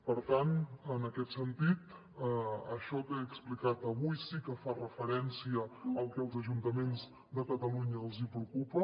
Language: Catalan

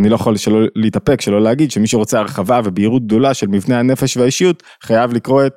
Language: Hebrew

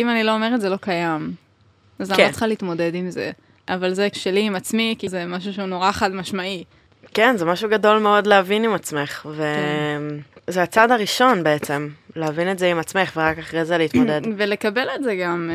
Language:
Hebrew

